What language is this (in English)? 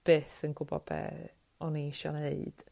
Welsh